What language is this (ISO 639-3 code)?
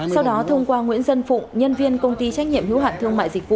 vie